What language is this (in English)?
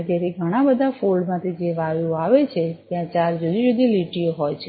Gujarati